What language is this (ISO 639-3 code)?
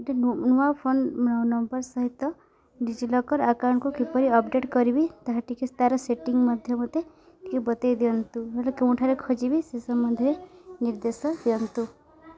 ori